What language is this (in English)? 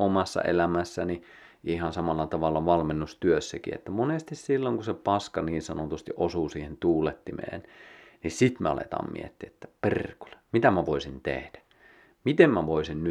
Finnish